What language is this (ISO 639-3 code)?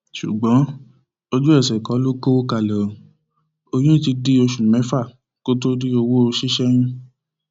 yor